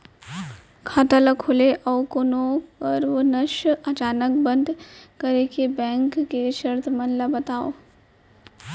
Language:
Chhattisgarhi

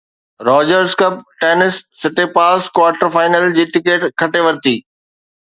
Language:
Sindhi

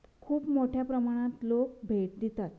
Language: Konkani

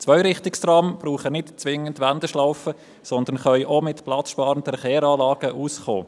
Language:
Swiss German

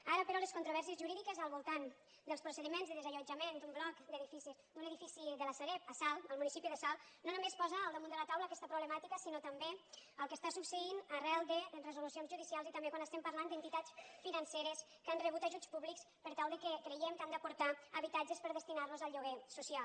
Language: Catalan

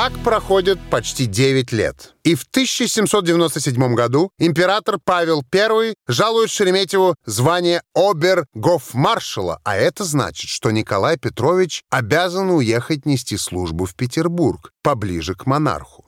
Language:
Russian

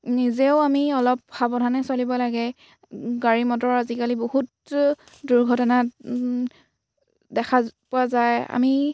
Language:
Assamese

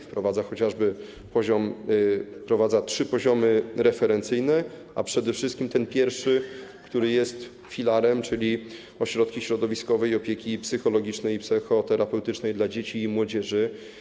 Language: Polish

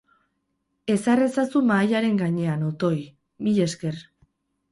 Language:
Basque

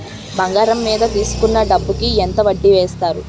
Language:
Telugu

